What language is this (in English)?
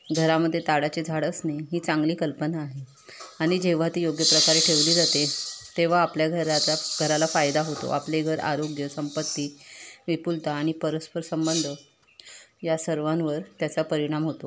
Marathi